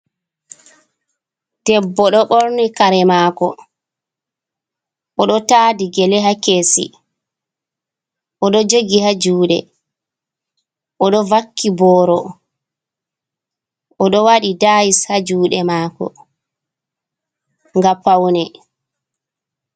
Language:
Fula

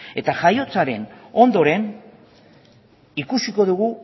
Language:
Basque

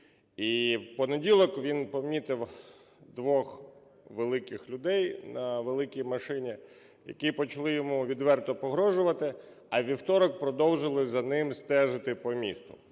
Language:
Ukrainian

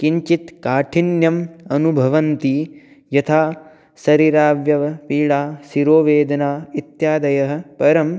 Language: Sanskrit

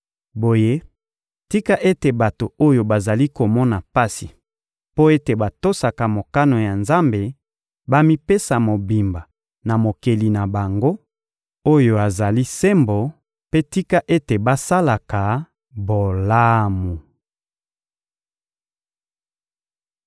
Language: Lingala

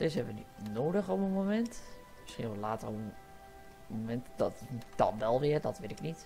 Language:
Dutch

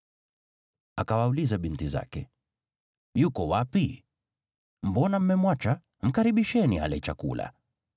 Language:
Swahili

